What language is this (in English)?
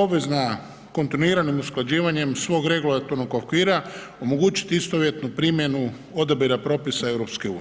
Croatian